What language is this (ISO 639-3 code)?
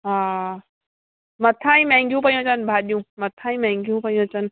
snd